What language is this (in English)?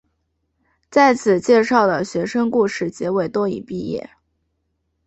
Chinese